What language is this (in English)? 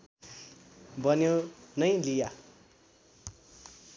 Nepali